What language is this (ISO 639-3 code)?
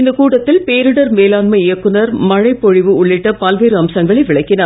tam